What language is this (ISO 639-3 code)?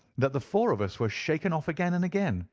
eng